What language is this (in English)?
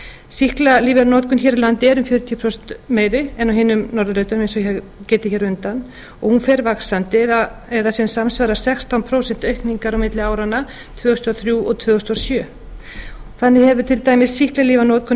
Icelandic